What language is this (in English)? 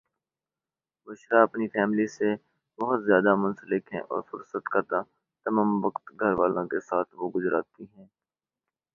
Urdu